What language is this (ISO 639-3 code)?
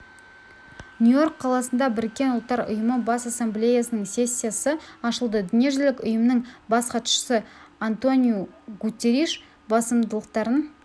kaz